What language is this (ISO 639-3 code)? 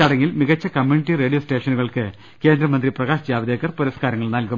mal